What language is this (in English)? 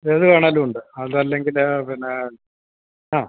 Malayalam